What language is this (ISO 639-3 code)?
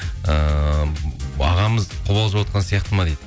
kaz